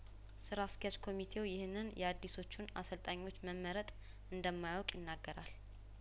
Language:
Amharic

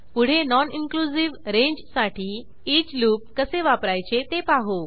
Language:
Marathi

